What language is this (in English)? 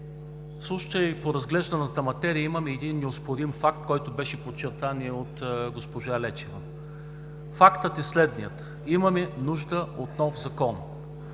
Bulgarian